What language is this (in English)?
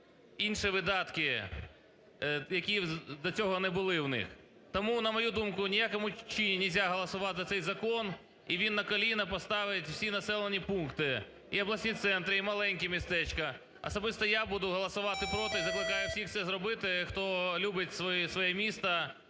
Ukrainian